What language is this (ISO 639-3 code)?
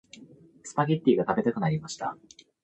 jpn